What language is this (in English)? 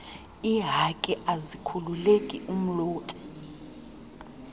Xhosa